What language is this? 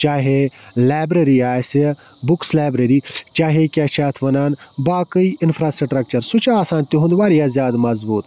Kashmiri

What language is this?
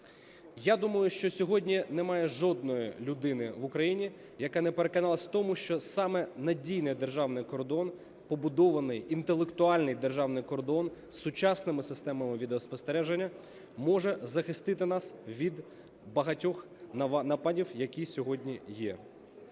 Ukrainian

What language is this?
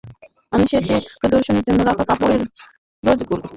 Bangla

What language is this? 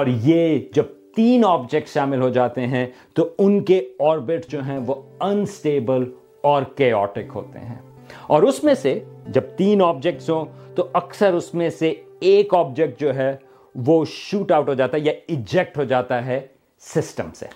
Urdu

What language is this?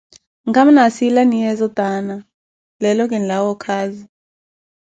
Koti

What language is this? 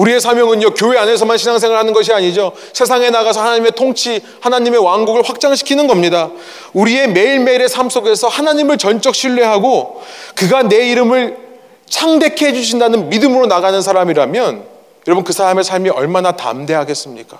Korean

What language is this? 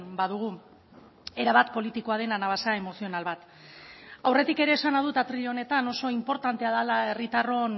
Basque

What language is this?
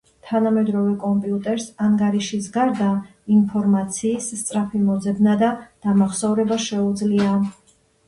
Georgian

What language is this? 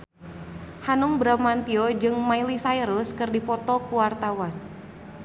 Sundanese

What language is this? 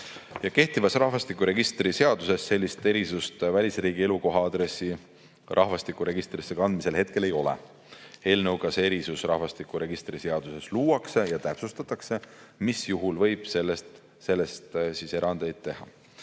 Estonian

